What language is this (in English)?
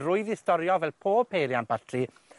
Welsh